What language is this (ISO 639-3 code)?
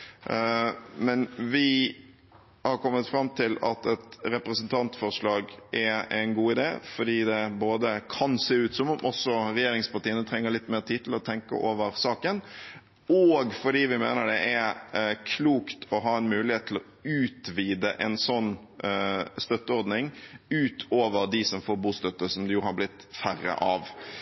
nob